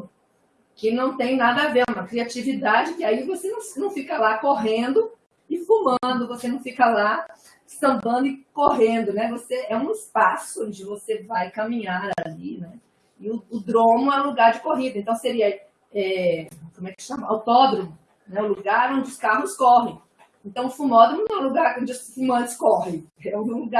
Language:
Portuguese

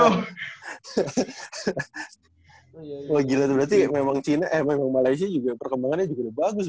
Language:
Indonesian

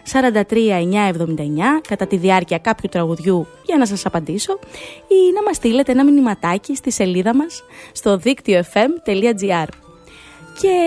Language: Greek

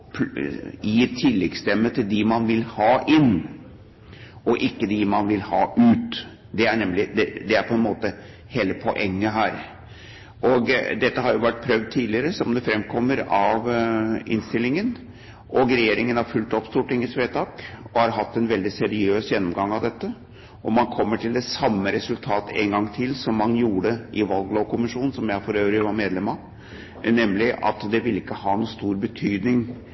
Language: Norwegian Bokmål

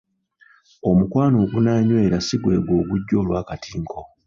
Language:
Ganda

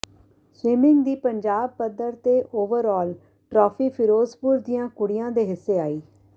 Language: Punjabi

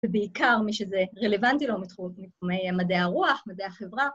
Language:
Hebrew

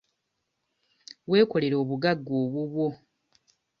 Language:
Ganda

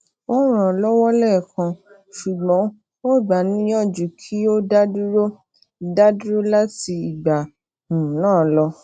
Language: Yoruba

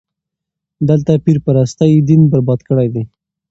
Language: Pashto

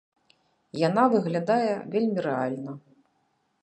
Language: Belarusian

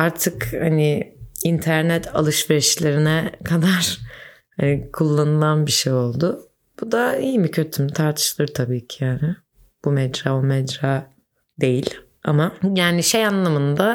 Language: Turkish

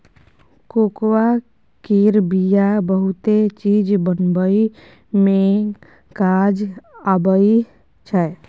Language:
Maithili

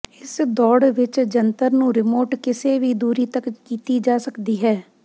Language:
Punjabi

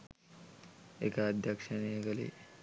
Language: Sinhala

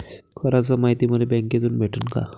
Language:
Marathi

